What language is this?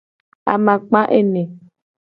Gen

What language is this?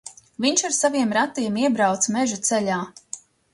Latvian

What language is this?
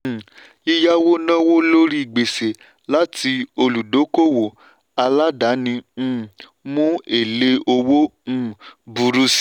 Yoruba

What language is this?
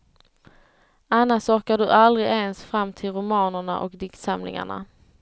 Swedish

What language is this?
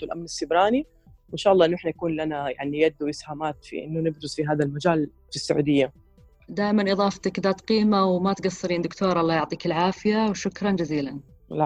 Arabic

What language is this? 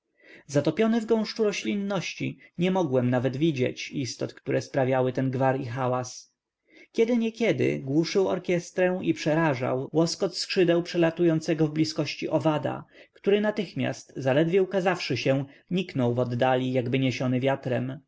Polish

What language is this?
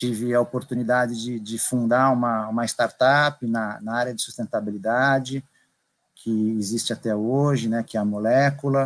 Portuguese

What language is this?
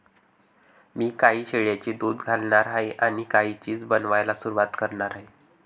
Marathi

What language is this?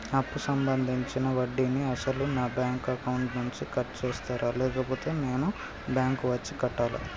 Telugu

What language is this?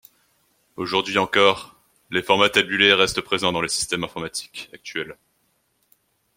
French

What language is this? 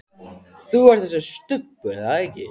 Icelandic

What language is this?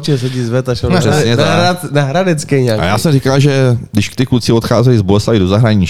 Czech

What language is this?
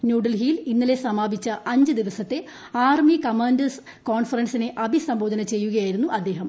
Malayalam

